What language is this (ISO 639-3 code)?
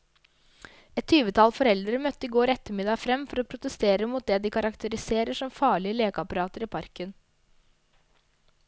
nor